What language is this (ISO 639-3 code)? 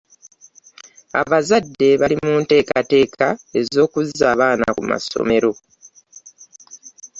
lug